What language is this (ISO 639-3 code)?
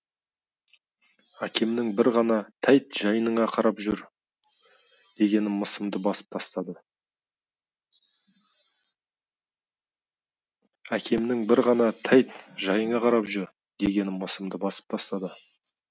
kaz